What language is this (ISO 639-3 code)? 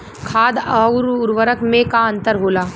bho